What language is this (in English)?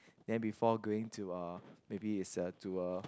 English